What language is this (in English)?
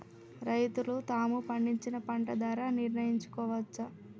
Telugu